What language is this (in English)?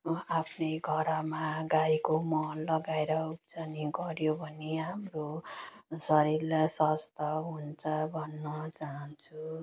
Nepali